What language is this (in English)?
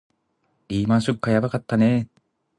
Japanese